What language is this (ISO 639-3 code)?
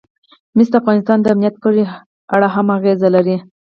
pus